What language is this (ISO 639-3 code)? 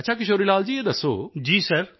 pan